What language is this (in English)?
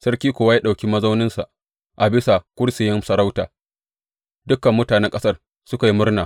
Hausa